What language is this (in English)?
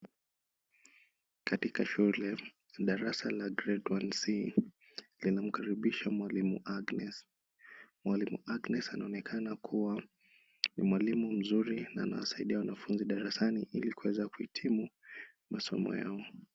Swahili